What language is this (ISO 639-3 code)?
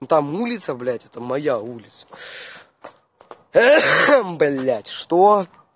rus